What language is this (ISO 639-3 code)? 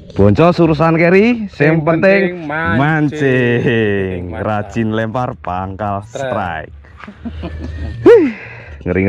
ind